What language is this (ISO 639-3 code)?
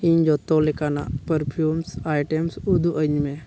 sat